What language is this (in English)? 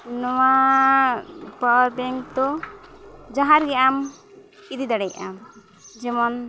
Santali